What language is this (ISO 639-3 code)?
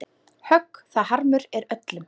isl